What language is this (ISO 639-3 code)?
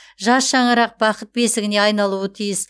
kaz